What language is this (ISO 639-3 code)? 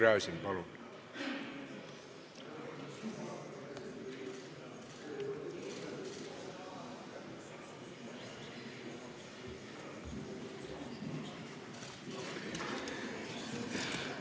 est